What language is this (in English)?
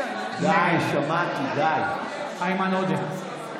Hebrew